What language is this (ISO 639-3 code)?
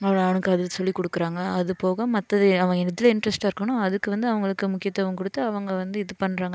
tam